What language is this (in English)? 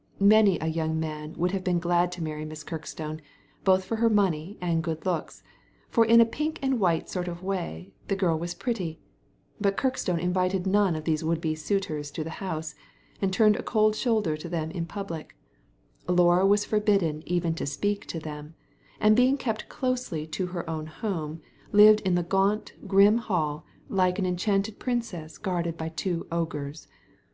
English